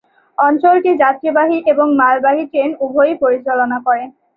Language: Bangla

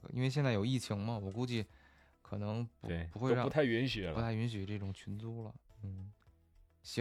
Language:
Chinese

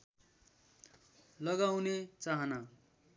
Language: Nepali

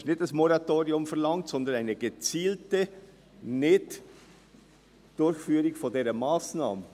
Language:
Swiss German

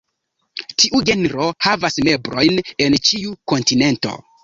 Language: Esperanto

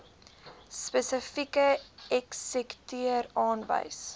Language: Afrikaans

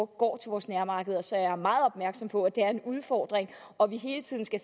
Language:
Danish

